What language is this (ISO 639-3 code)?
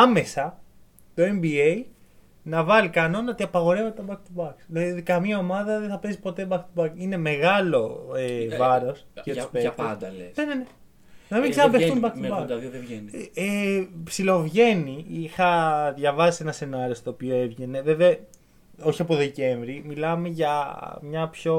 ell